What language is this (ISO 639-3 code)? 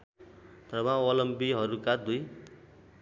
nep